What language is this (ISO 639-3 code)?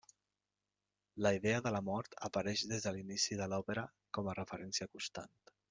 cat